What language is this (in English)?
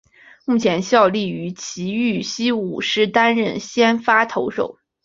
Chinese